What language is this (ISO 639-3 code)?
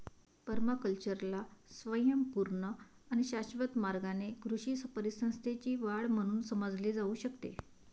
mar